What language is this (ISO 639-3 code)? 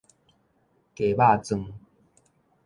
nan